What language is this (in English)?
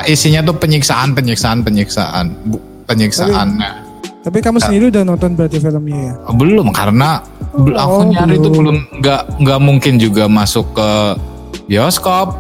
Indonesian